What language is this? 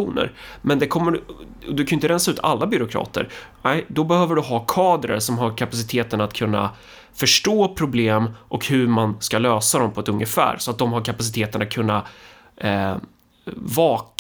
Swedish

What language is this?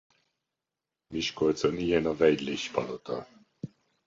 Hungarian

